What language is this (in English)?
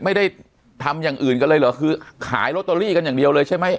Thai